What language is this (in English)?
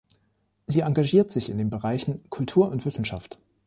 German